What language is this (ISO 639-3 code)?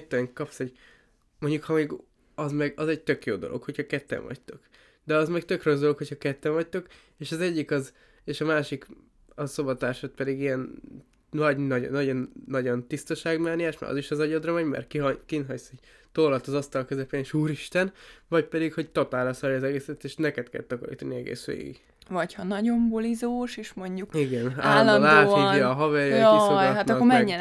hun